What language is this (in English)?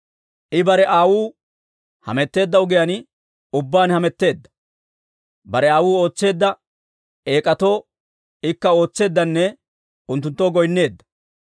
Dawro